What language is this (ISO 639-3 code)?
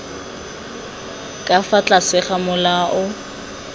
tsn